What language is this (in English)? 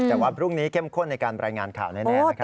Thai